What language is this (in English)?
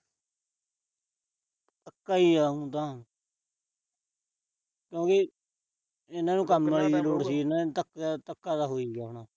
Punjabi